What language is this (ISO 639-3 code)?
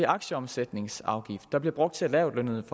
dan